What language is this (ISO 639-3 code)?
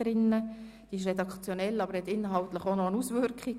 gsw